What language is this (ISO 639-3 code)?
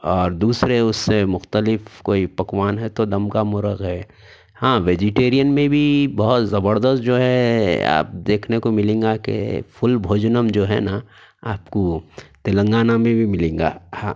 urd